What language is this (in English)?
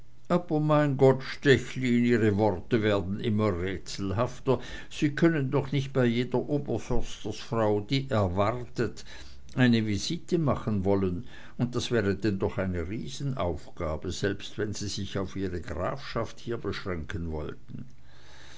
German